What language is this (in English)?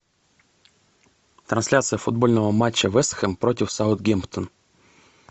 Russian